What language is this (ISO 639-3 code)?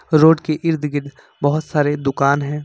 hin